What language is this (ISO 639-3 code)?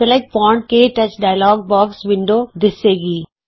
pan